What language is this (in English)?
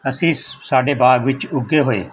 Punjabi